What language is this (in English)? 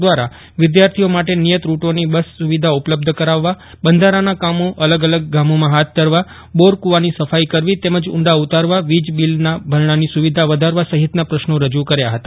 Gujarati